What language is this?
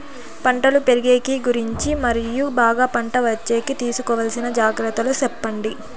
Telugu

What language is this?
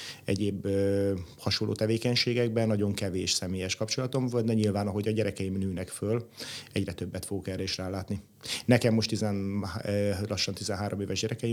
Hungarian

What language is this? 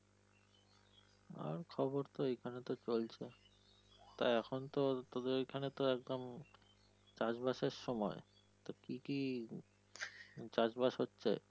Bangla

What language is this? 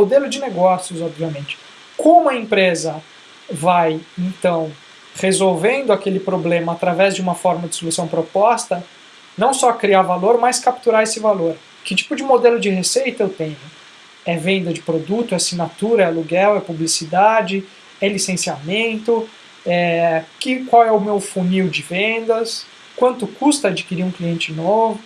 Portuguese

